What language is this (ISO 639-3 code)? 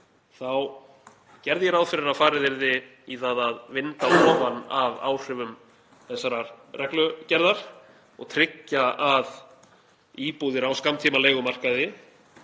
isl